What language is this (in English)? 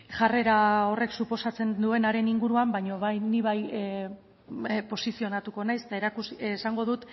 Basque